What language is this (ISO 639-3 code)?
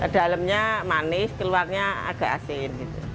ind